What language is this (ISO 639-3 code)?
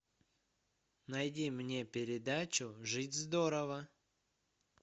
rus